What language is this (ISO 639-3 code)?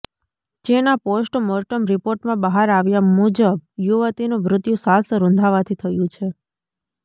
guj